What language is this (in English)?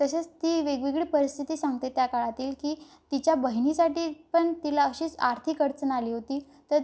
Marathi